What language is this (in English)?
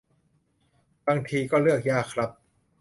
Thai